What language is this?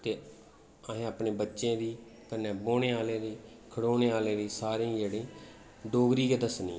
Dogri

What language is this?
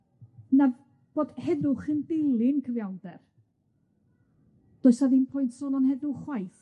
Welsh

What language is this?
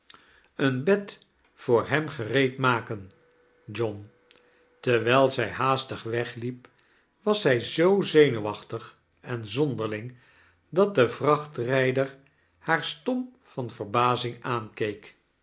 Dutch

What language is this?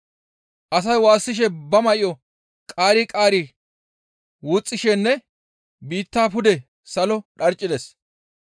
Gamo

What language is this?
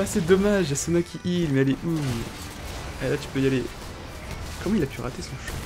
French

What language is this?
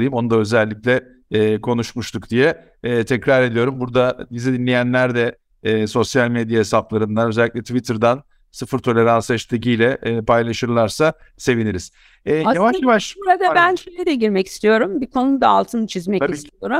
Turkish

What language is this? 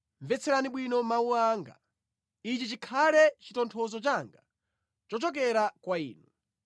Nyanja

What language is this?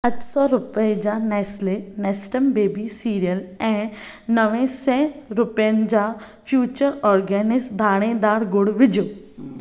Sindhi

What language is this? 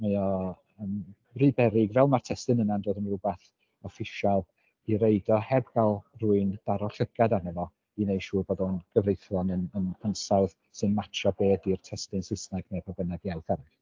Welsh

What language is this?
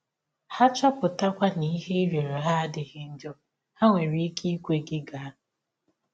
Igbo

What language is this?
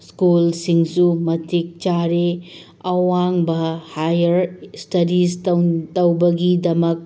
Manipuri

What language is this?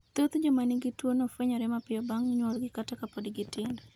Luo (Kenya and Tanzania)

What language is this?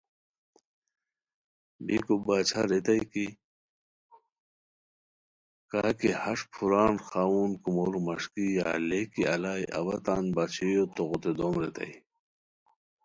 Khowar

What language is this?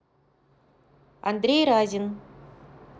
Russian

